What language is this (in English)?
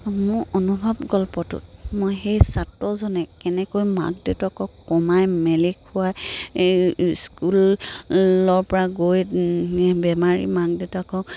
Assamese